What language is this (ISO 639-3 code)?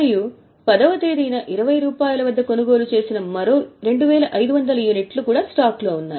tel